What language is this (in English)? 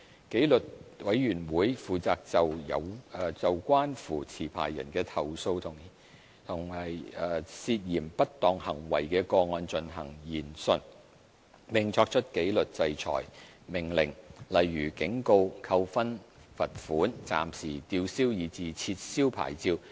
Cantonese